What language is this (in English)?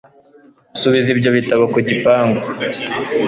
Kinyarwanda